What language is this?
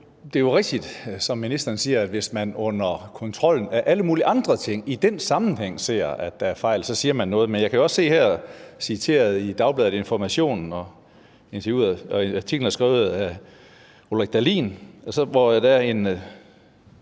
Danish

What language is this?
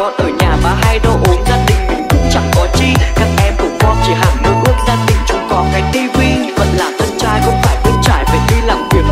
Vietnamese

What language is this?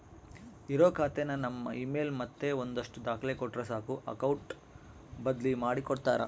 Kannada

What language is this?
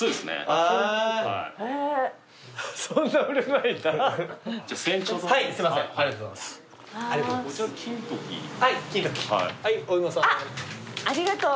Japanese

